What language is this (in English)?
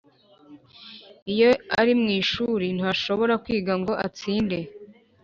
Kinyarwanda